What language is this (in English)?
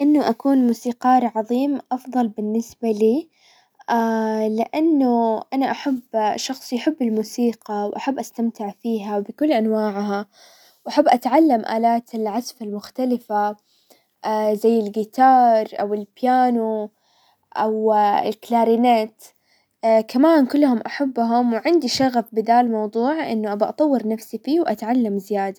Hijazi Arabic